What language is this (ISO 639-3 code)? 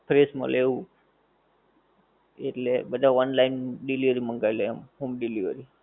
guj